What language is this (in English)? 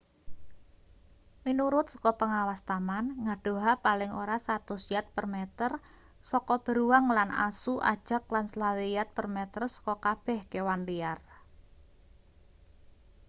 Javanese